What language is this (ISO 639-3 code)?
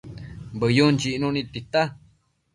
mcf